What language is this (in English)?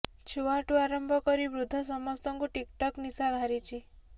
Odia